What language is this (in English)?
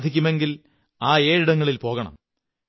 Malayalam